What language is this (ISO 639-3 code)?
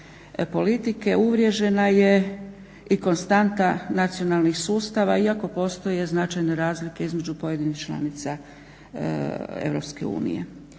hrv